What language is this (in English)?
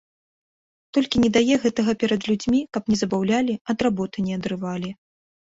Belarusian